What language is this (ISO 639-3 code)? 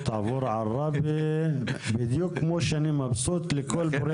heb